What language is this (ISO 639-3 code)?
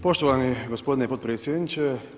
hrv